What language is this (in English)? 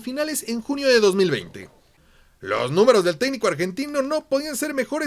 Spanish